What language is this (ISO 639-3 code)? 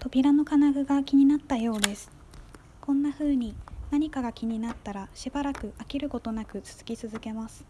jpn